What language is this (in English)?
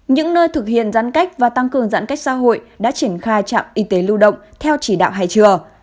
Vietnamese